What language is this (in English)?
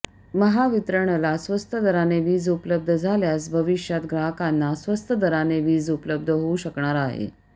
Marathi